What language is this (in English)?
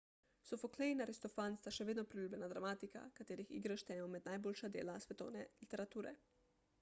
Slovenian